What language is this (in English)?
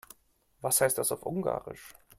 German